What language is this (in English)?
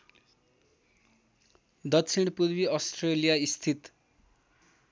Nepali